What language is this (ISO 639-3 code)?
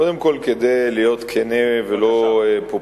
heb